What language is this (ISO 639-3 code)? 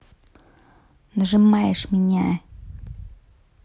rus